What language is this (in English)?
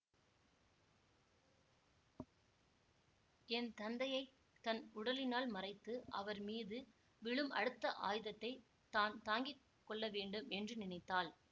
Tamil